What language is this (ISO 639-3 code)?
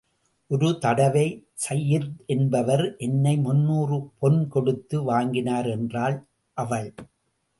tam